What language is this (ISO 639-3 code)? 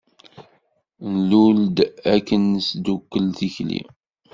kab